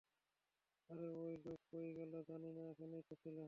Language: Bangla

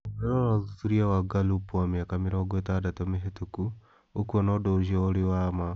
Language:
Kikuyu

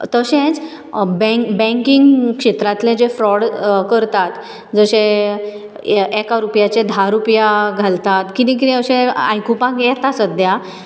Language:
Konkani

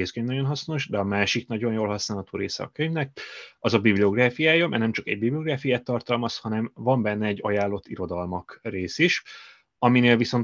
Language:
Hungarian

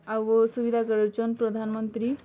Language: Odia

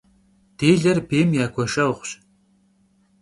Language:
Kabardian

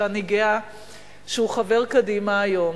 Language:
Hebrew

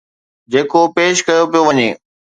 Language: Sindhi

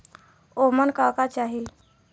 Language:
Bhojpuri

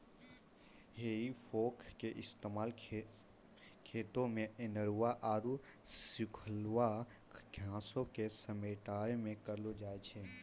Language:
Maithili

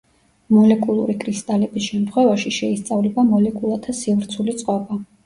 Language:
Georgian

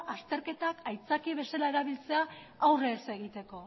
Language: Basque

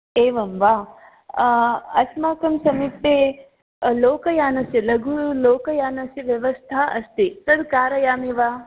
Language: Sanskrit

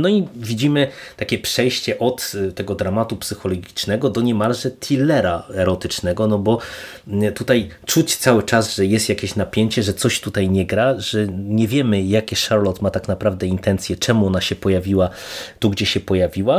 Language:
Polish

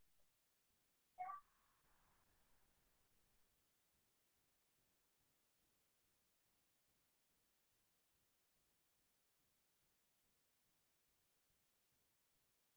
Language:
Assamese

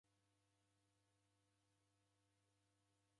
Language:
Taita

